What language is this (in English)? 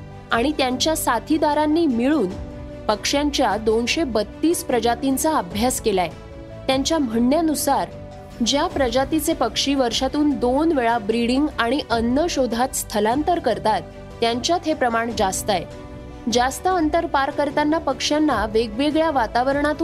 Marathi